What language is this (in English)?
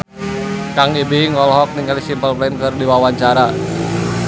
Sundanese